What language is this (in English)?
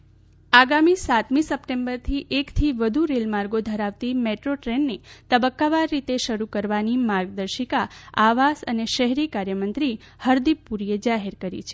Gujarati